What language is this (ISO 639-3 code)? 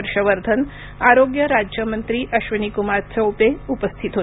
mar